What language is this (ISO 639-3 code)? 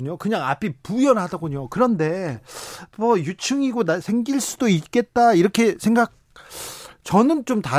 kor